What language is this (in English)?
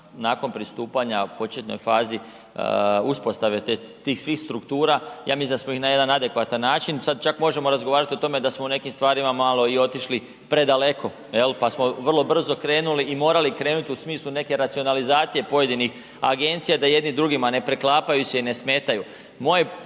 Croatian